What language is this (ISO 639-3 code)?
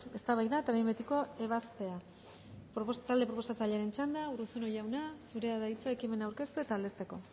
eus